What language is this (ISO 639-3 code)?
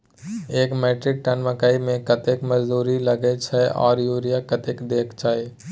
mai